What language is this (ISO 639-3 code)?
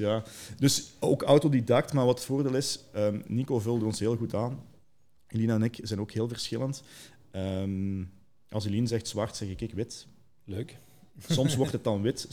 nld